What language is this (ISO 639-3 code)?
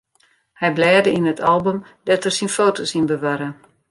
fry